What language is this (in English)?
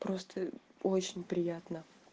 Russian